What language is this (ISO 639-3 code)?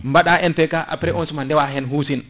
ful